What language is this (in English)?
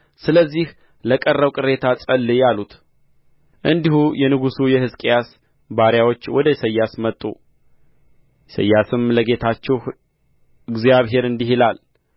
Amharic